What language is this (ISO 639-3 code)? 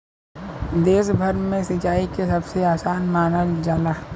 bho